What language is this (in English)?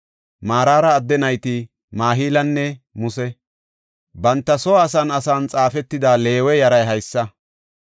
Gofa